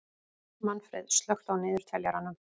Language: Icelandic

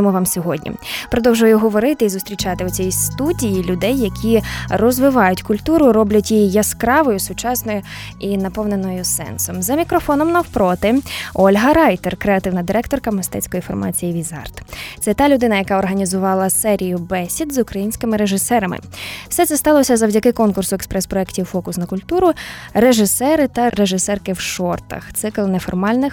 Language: Ukrainian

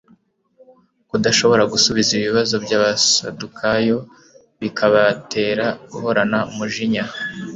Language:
Kinyarwanda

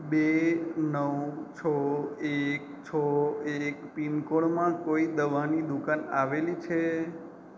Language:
Gujarati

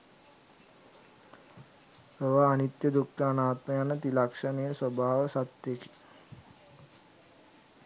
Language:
Sinhala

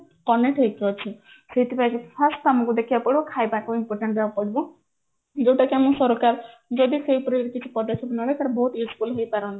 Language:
Odia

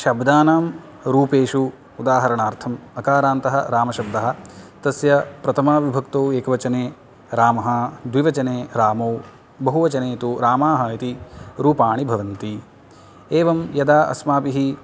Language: Sanskrit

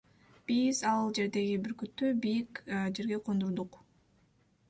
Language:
Kyrgyz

